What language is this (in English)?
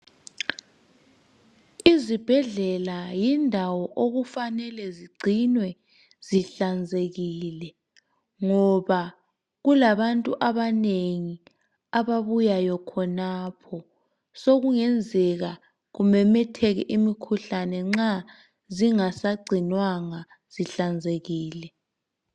North Ndebele